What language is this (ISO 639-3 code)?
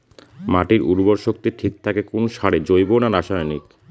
ben